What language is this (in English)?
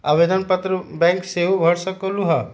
Magahi